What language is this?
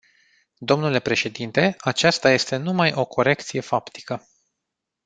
Romanian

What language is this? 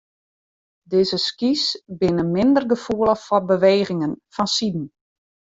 Western Frisian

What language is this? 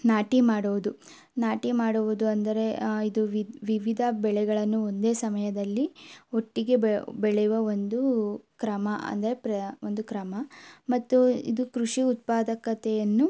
Kannada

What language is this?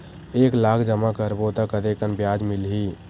Chhattisgarhi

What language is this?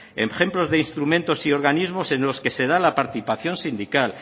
Spanish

